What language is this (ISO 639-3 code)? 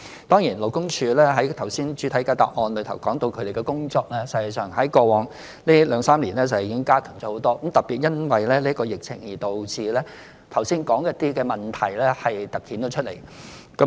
yue